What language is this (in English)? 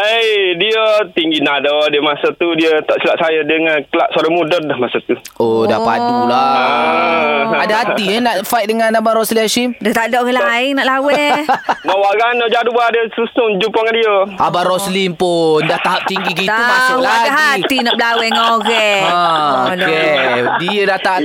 Malay